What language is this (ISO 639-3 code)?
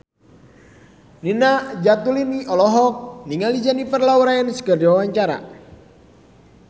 sun